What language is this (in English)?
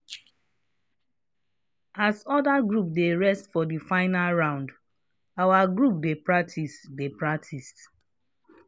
Nigerian Pidgin